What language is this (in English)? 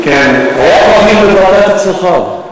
Hebrew